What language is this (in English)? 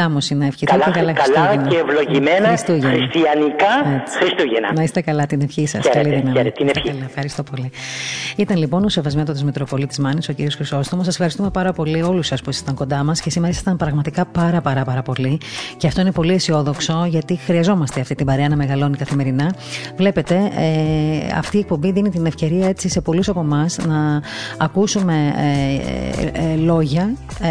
Greek